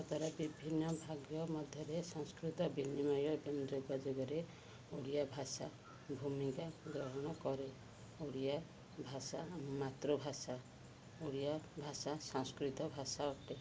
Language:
Odia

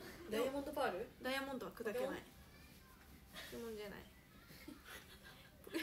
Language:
Japanese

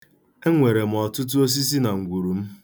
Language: Igbo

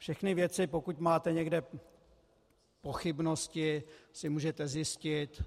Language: Czech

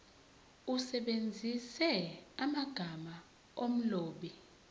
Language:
Zulu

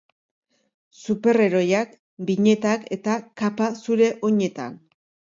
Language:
Basque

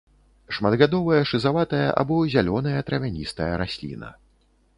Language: Belarusian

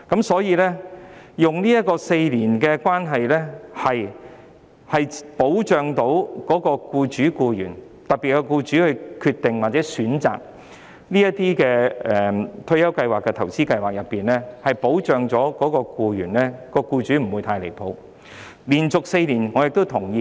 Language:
Cantonese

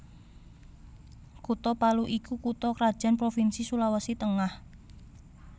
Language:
Javanese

